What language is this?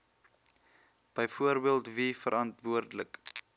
Afrikaans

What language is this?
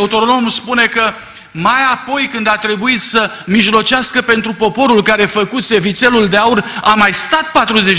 Romanian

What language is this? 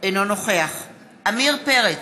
Hebrew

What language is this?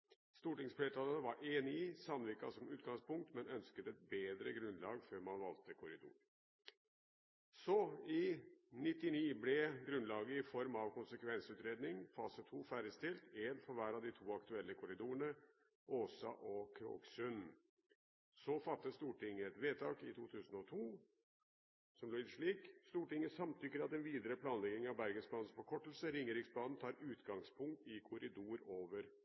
Norwegian Bokmål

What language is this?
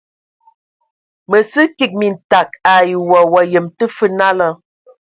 Ewondo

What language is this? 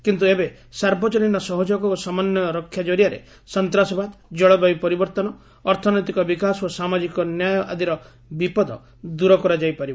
Odia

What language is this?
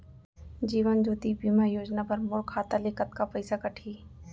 Chhattisgarhi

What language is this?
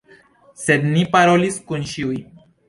Esperanto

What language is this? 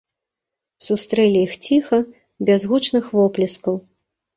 Belarusian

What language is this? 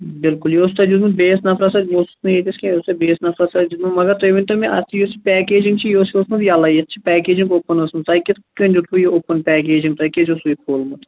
Kashmiri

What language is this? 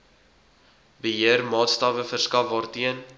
Afrikaans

